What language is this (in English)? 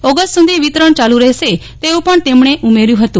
Gujarati